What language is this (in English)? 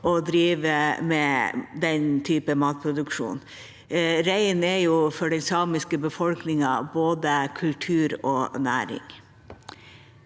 Norwegian